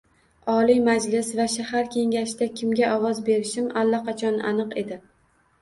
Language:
Uzbek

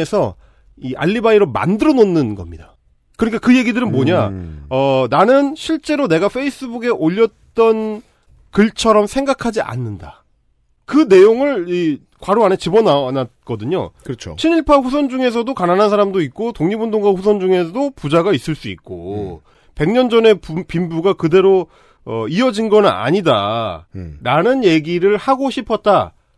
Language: Korean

